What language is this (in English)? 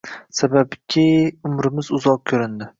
Uzbek